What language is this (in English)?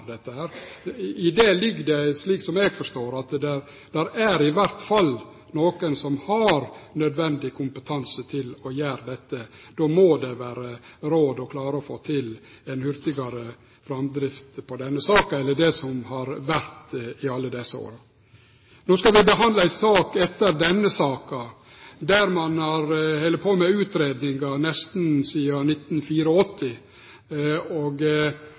Norwegian Nynorsk